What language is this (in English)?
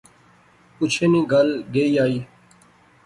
Pahari-Potwari